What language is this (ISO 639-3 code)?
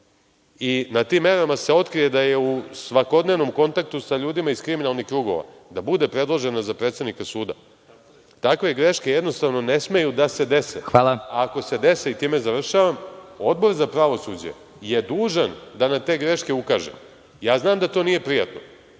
srp